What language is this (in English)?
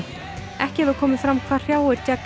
Icelandic